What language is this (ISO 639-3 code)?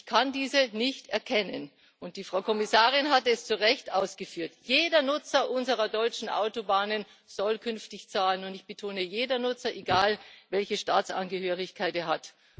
deu